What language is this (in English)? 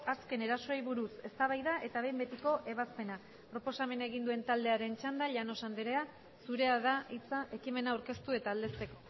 Basque